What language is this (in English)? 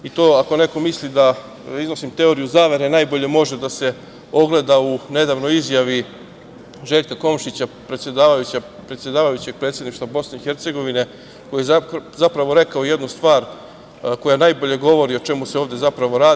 Serbian